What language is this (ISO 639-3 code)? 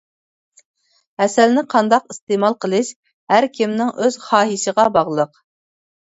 uig